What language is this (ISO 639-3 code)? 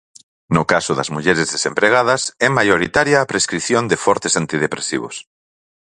glg